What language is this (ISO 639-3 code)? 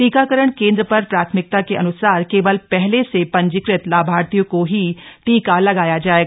hin